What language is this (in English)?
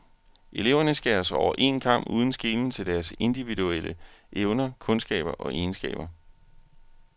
Danish